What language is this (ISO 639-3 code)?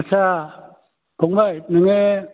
brx